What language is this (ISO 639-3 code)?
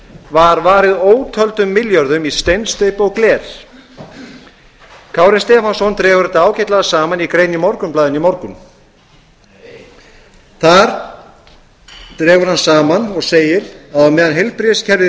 isl